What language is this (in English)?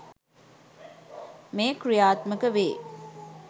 Sinhala